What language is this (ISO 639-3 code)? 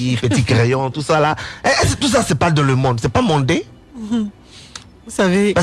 fra